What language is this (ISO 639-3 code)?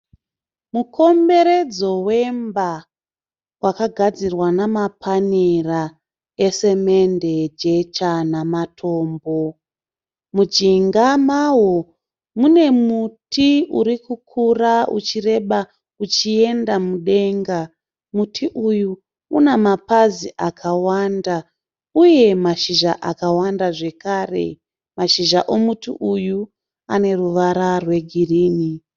sna